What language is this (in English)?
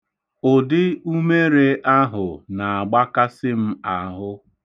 Igbo